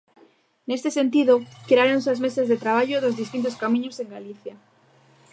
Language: Galician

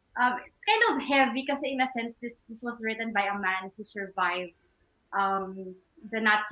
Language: Filipino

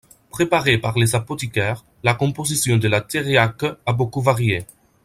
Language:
French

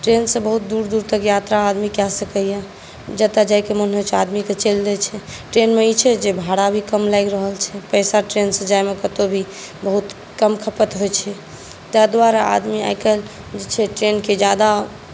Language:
Maithili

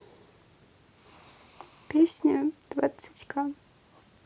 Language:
Russian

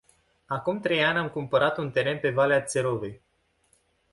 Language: Romanian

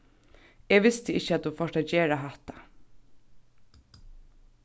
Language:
Faroese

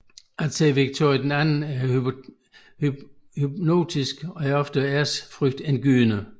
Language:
Danish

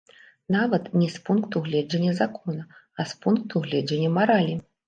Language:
Belarusian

